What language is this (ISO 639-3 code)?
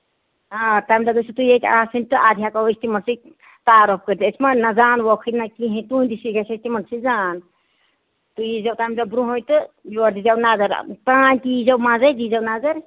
kas